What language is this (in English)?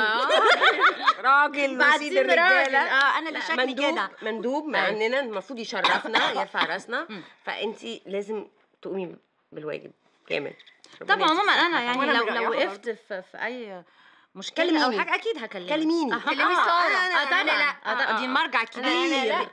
Arabic